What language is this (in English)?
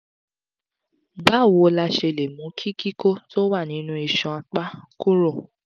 Yoruba